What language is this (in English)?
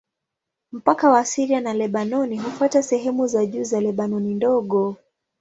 Swahili